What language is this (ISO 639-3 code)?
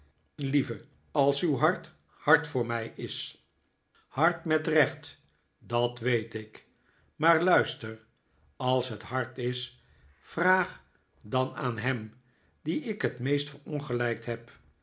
nld